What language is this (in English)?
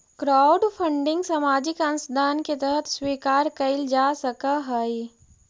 Magahi